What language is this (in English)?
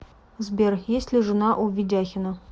Russian